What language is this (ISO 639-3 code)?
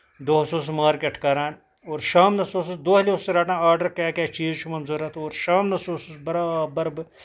kas